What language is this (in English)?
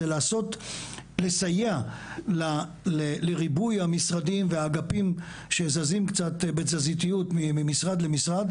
Hebrew